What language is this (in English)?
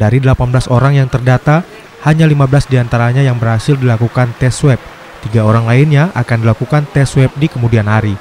Indonesian